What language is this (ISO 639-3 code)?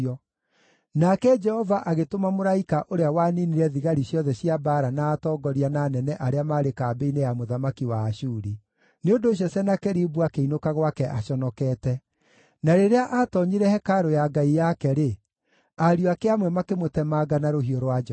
kik